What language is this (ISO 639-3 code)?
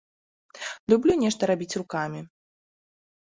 bel